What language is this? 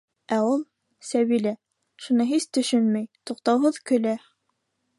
Bashkir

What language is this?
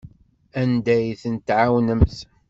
Kabyle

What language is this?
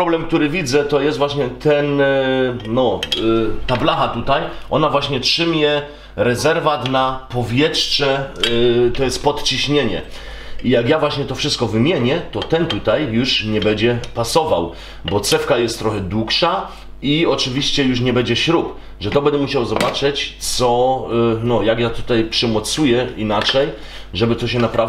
Polish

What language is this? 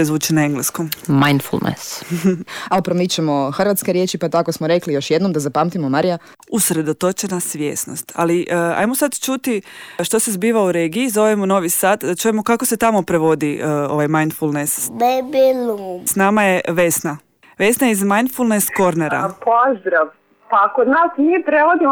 Croatian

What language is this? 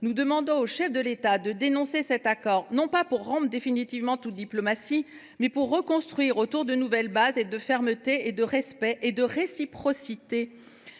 French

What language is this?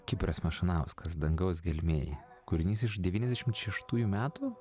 Lithuanian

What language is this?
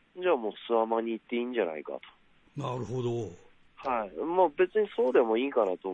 Japanese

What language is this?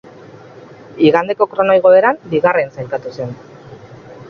Basque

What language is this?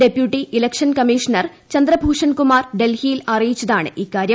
Malayalam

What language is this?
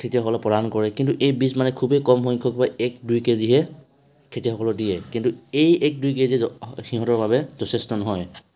Assamese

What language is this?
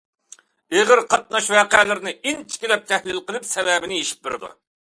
Uyghur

